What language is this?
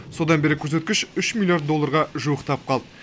Kazakh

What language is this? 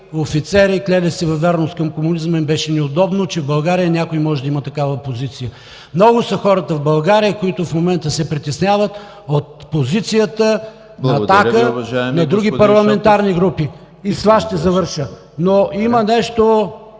Bulgarian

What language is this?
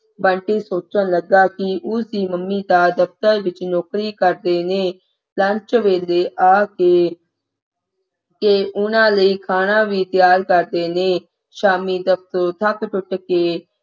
Punjabi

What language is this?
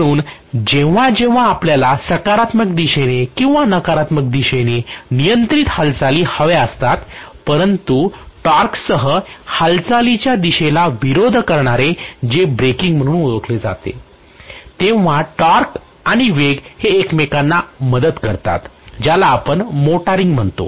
Marathi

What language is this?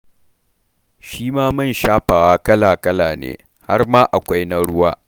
Hausa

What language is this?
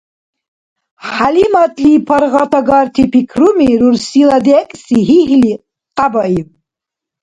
Dargwa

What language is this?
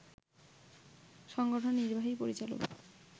Bangla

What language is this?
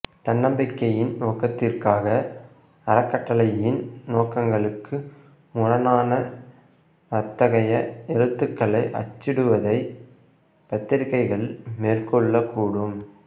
Tamil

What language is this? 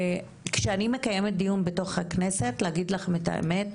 Hebrew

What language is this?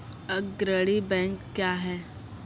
Maithili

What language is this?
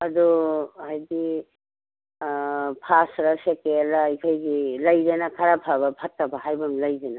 Manipuri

